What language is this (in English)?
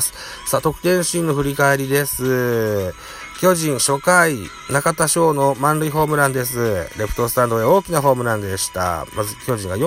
Japanese